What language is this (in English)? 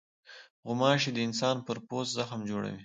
Pashto